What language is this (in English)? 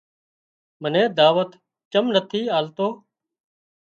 Wadiyara Koli